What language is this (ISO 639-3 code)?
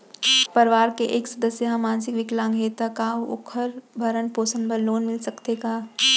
hne